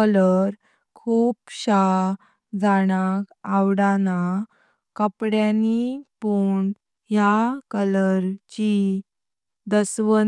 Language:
Konkani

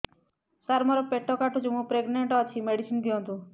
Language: Odia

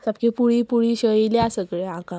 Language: Konkani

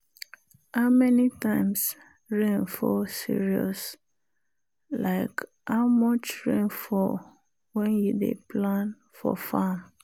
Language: Nigerian Pidgin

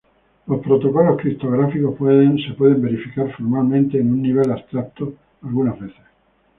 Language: Spanish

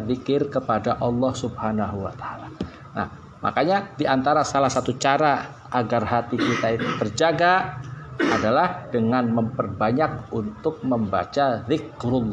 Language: Indonesian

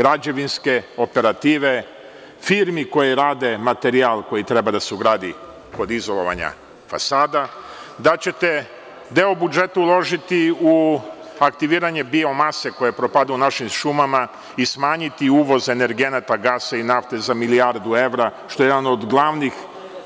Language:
Serbian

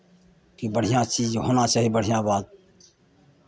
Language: Maithili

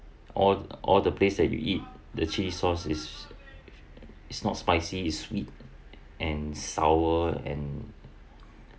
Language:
English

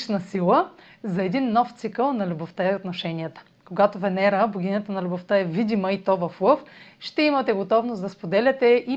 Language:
Bulgarian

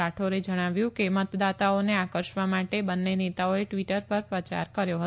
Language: Gujarati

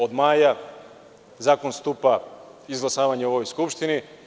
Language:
Serbian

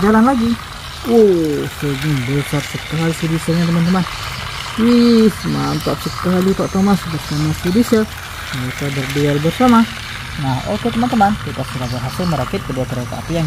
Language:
Indonesian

